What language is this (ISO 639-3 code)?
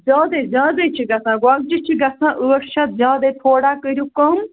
kas